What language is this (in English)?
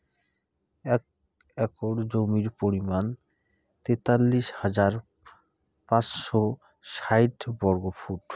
Bangla